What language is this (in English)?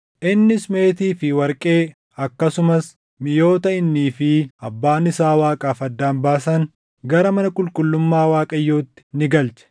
Oromo